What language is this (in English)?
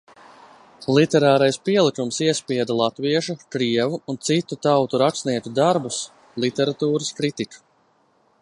Latvian